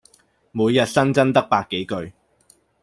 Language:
Cantonese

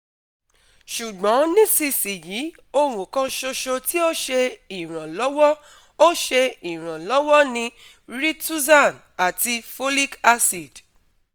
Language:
Yoruba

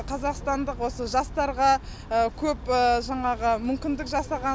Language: Kazakh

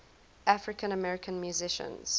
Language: English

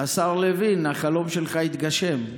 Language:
Hebrew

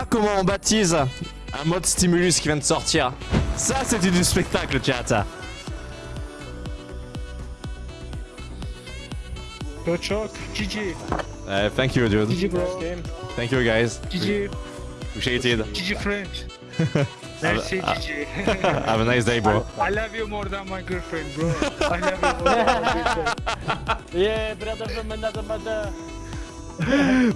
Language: French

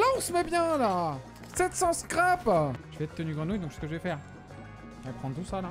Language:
French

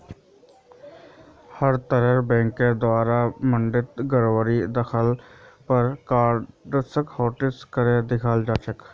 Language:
Magahi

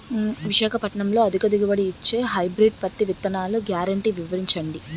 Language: Telugu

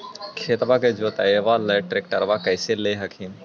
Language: Magahi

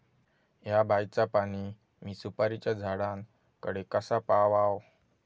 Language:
Marathi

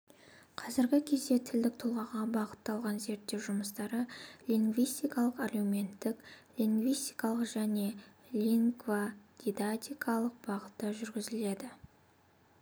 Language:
Kazakh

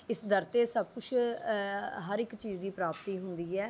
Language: Punjabi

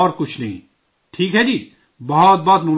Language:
Urdu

